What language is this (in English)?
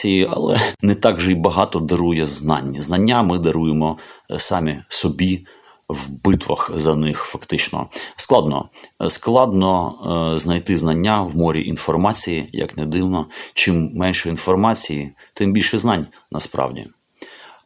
Ukrainian